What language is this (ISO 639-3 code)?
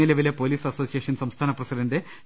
mal